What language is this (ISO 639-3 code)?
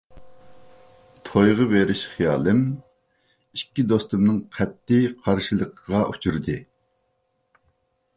uig